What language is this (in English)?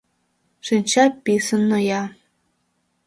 Mari